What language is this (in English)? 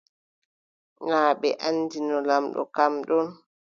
Adamawa Fulfulde